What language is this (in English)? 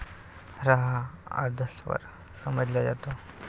Marathi